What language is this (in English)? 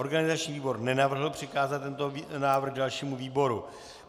Czech